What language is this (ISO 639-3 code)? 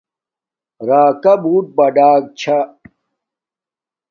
dmk